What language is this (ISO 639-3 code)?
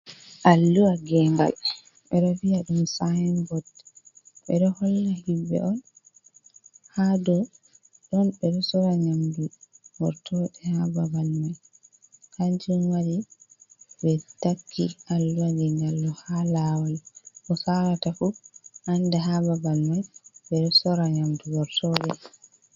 ful